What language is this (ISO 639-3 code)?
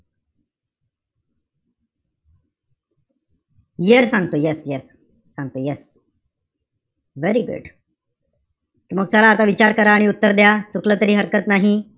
mar